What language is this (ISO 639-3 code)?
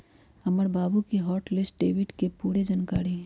mag